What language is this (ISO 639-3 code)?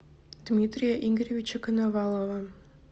rus